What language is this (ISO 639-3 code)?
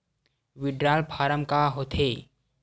hne